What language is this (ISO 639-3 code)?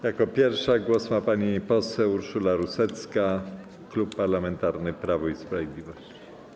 pol